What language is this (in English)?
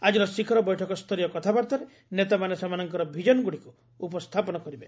Odia